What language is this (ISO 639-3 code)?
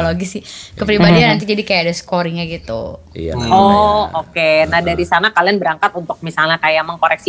ind